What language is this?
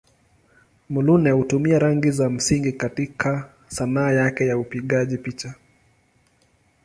Swahili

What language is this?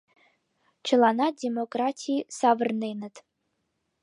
Mari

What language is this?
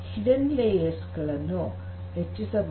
Kannada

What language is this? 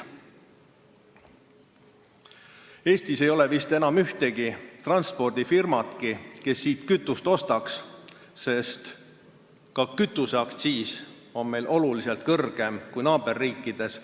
Estonian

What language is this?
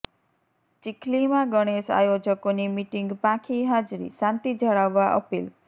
Gujarati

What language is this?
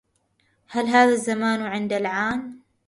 Arabic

